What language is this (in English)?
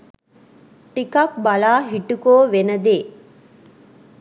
Sinhala